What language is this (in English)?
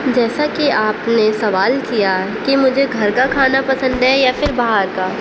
Urdu